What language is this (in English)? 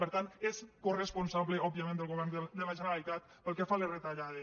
Catalan